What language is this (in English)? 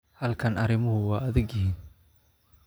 Somali